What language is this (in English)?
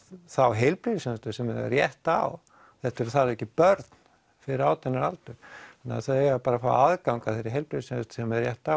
Icelandic